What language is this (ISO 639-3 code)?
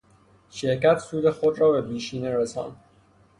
fas